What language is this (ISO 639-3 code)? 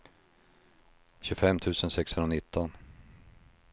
swe